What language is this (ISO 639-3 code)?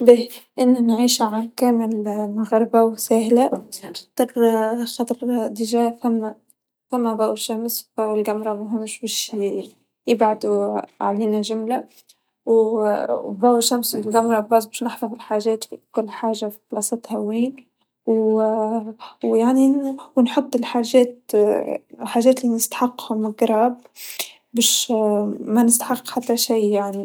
aeb